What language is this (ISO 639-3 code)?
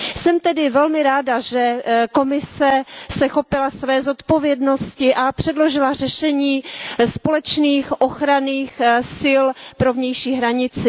ces